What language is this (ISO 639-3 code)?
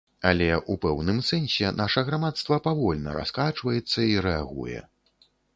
bel